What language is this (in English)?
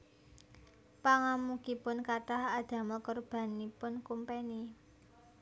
Javanese